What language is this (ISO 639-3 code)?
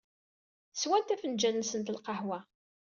kab